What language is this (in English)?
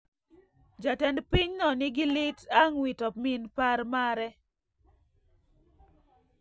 Luo (Kenya and Tanzania)